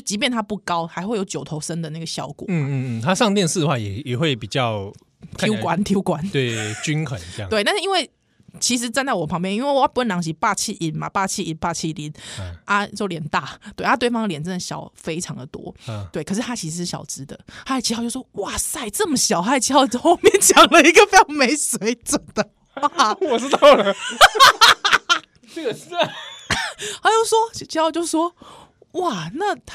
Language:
Chinese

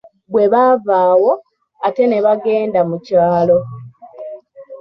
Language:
Ganda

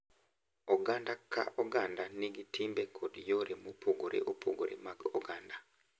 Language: Luo (Kenya and Tanzania)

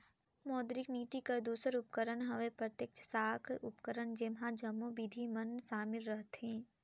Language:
Chhattisgarhi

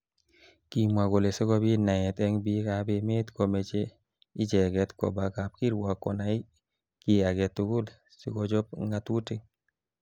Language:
Kalenjin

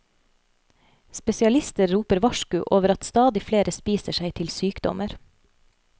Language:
Norwegian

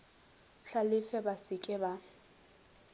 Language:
Northern Sotho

